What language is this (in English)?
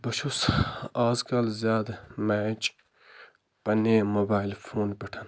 Kashmiri